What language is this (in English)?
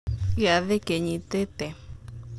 Kikuyu